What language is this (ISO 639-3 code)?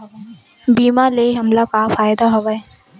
hne